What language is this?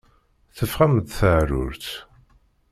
Kabyle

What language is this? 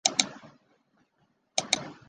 Chinese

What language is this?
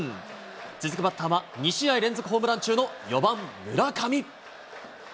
Japanese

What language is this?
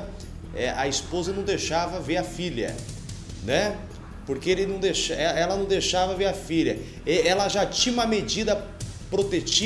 Portuguese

